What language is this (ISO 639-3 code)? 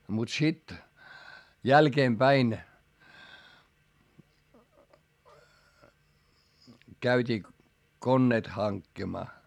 fin